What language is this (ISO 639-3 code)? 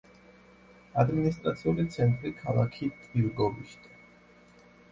kat